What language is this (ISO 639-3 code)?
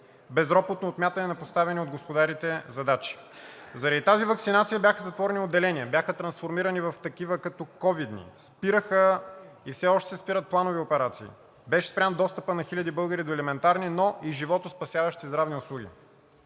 bul